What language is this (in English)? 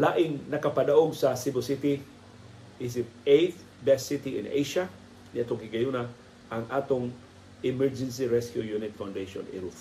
Filipino